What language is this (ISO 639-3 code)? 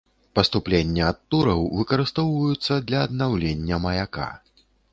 bel